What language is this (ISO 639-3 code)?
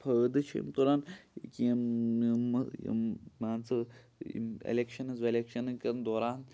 kas